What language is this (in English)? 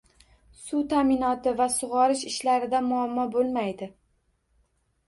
Uzbek